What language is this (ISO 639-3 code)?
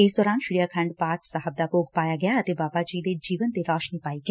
pan